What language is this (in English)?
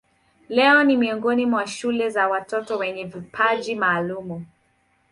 Swahili